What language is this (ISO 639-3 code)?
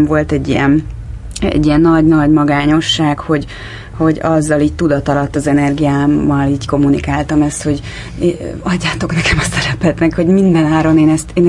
hun